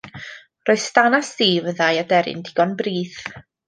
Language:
Welsh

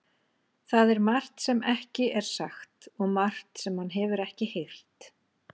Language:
Icelandic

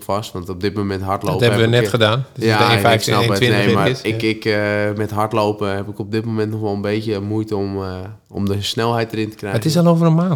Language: Dutch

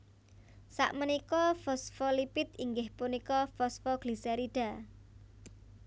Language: Javanese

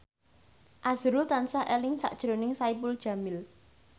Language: Javanese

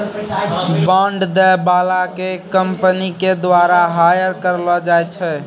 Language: Maithili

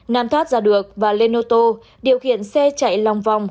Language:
Vietnamese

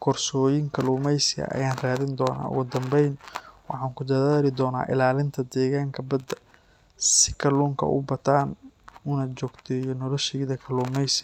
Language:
Somali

